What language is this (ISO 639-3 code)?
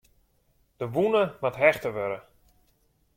fry